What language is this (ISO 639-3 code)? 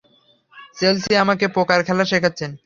ben